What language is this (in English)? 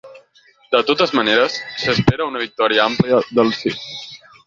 Catalan